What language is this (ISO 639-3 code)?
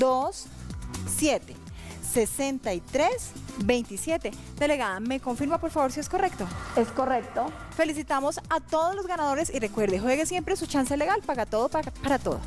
spa